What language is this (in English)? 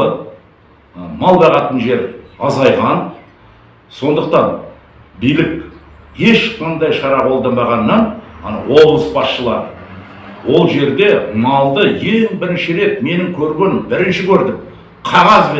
Kazakh